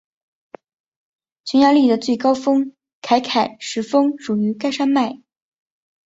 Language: Chinese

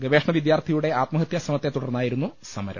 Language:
Malayalam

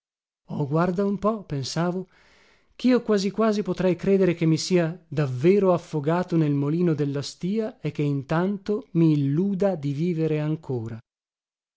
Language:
Italian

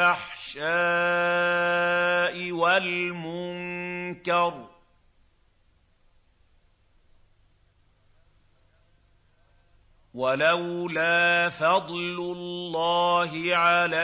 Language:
Arabic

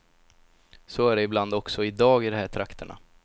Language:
Swedish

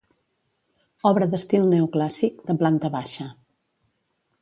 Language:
Catalan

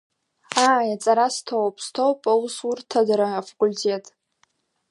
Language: Abkhazian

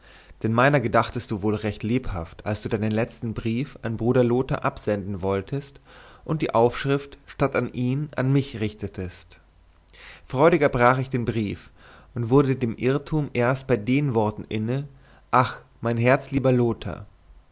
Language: German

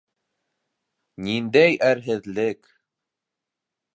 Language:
Bashkir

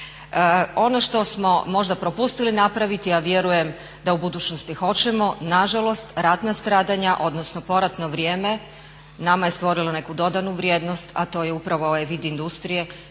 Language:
Croatian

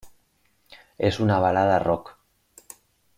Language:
Spanish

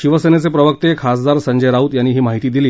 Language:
Marathi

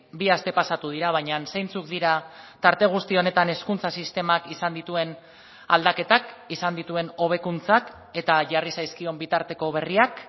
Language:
Basque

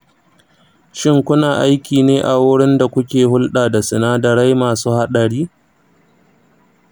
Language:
Hausa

